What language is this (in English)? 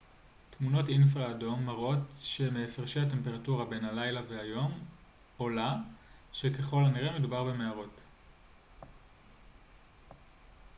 Hebrew